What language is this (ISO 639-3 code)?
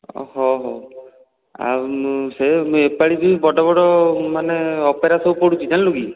ori